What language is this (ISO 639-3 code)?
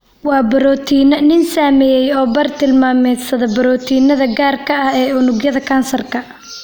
som